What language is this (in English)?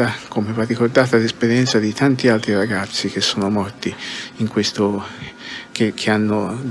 Italian